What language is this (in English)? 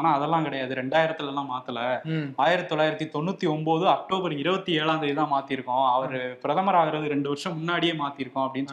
Tamil